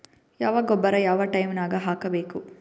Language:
Kannada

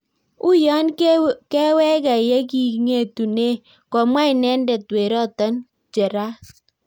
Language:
Kalenjin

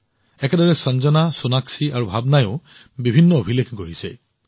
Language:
Assamese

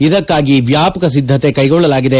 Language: Kannada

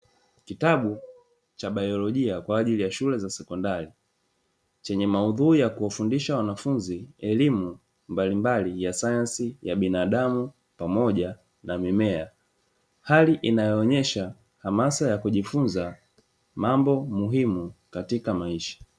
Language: Swahili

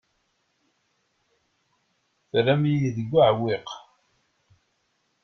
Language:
Kabyle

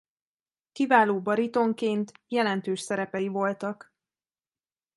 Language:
Hungarian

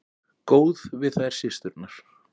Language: Icelandic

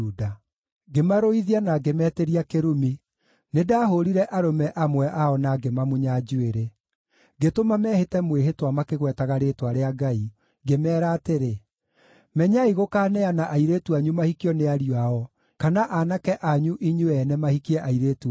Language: Kikuyu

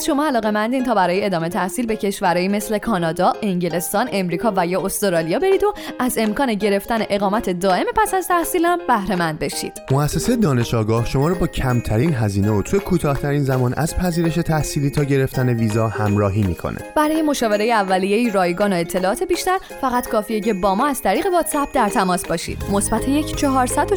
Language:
Persian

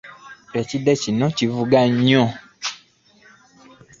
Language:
Ganda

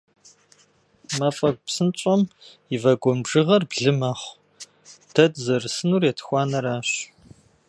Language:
Kabardian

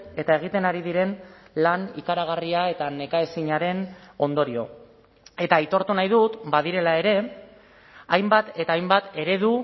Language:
Basque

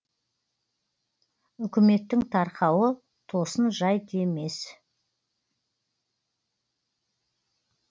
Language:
Kazakh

